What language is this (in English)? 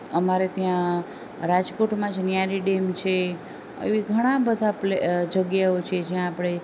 Gujarati